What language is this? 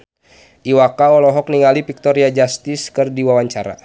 Sundanese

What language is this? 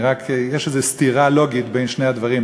Hebrew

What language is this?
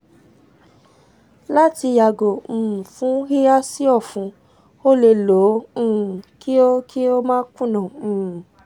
Yoruba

